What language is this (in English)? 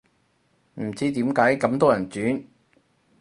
Cantonese